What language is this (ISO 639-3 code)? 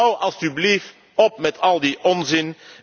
nld